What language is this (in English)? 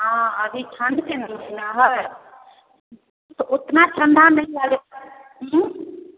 Maithili